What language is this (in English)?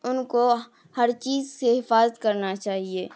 Urdu